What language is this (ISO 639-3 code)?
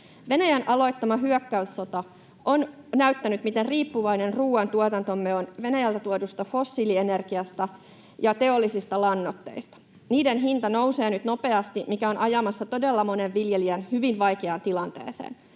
fin